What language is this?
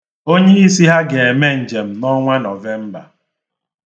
Igbo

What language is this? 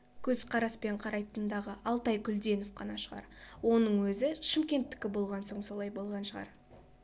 Kazakh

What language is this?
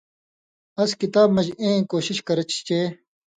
Indus Kohistani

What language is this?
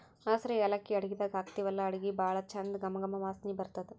Kannada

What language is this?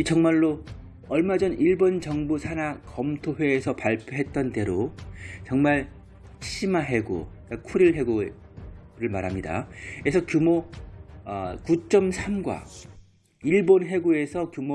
Korean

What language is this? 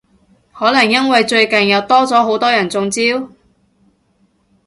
Cantonese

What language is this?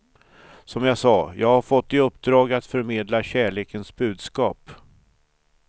Swedish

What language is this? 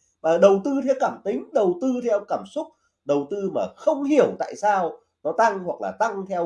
Vietnamese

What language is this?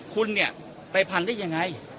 Thai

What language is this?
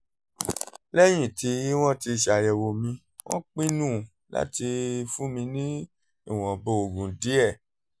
Yoruba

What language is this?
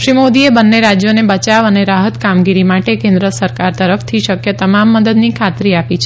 Gujarati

